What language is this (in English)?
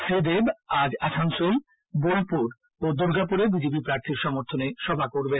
Bangla